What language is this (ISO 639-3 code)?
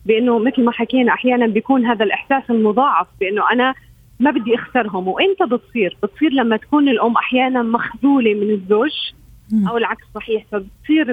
ara